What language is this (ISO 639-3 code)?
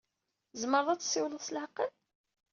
kab